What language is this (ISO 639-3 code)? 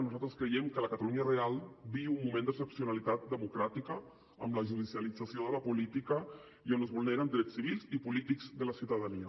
cat